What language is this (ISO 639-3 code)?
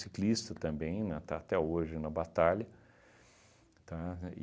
por